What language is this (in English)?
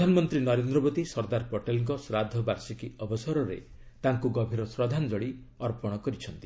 Odia